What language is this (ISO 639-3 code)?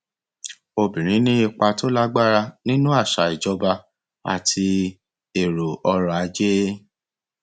yor